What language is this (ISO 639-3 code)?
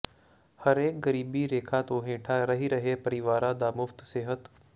pan